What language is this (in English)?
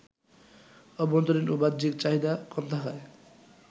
Bangla